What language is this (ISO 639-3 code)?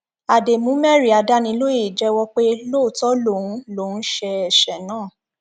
yor